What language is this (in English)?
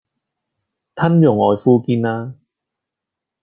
Cantonese